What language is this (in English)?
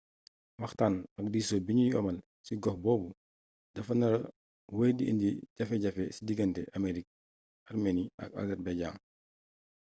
Wolof